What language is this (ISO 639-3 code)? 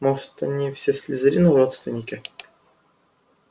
rus